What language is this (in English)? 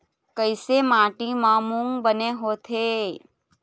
Chhattisgarhi